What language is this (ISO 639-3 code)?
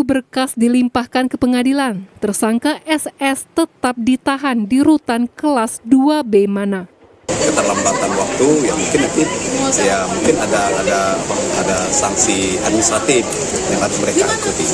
ind